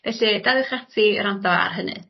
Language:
Welsh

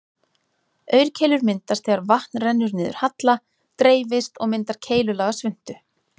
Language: Icelandic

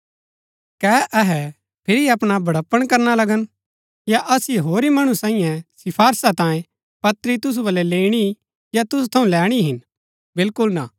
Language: Gaddi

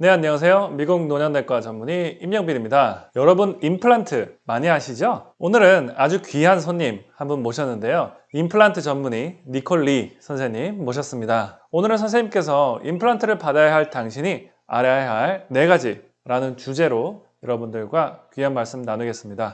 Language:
Korean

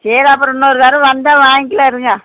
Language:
Tamil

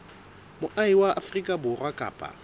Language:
Southern Sotho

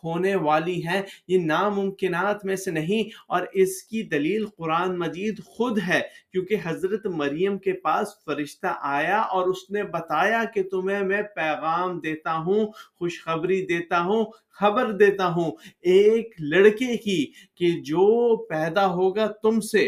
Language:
Urdu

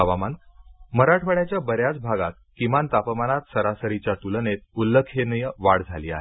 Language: Marathi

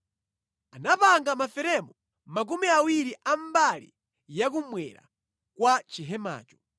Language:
Nyanja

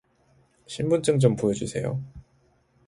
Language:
Korean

